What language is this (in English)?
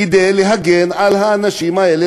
Hebrew